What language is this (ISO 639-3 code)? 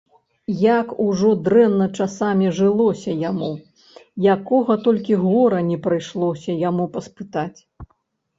bel